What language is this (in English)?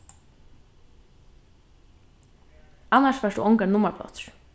Faroese